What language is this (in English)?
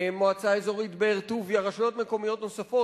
Hebrew